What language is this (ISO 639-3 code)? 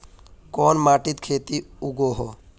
mag